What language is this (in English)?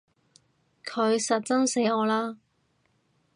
Cantonese